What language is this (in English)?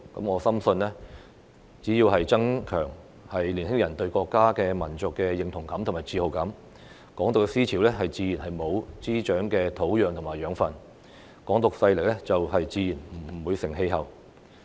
Cantonese